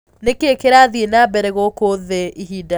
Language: Kikuyu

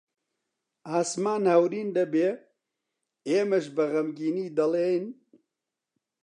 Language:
Central Kurdish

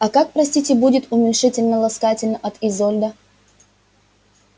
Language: Russian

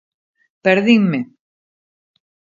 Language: Galician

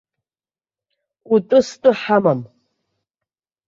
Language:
Abkhazian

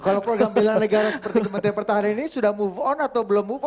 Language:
Indonesian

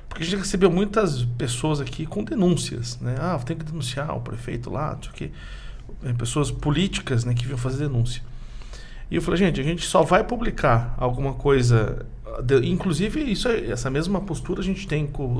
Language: Portuguese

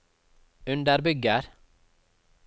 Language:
Norwegian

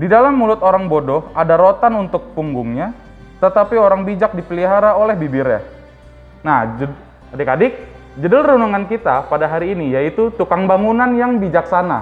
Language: Indonesian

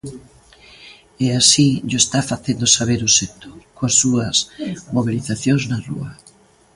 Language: Galician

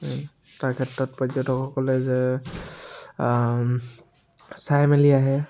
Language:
Assamese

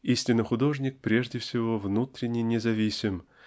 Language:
Russian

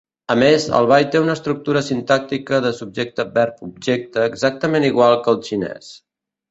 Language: Catalan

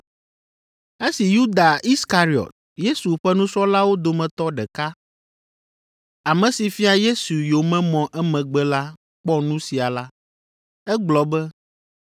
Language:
Ewe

